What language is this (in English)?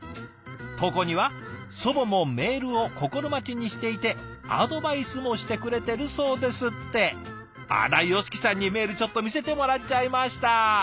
Japanese